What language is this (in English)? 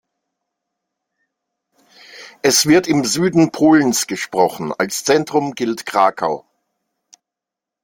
German